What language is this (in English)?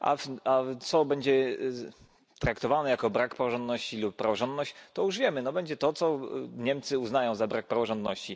Polish